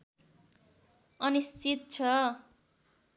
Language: Nepali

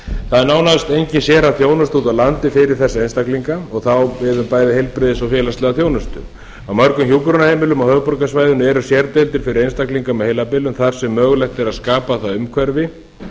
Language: Icelandic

